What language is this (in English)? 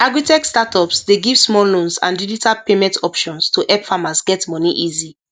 Nigerian Pidgin